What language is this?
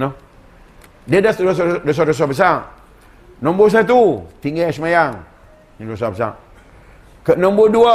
Malay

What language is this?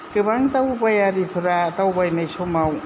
Bodo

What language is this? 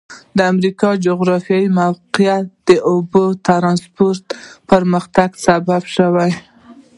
Pashto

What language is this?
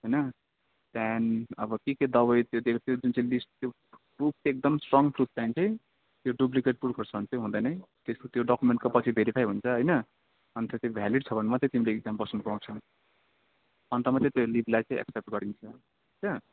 Nepali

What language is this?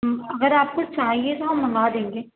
Urdu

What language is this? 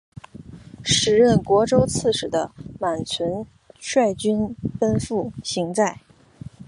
Chinese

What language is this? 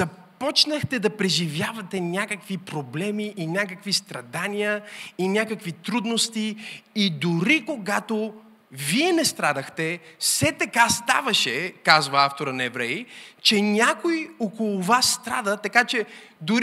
Bulgarian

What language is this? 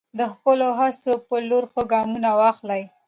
Pashto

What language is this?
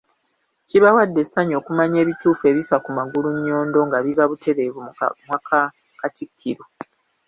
Ganda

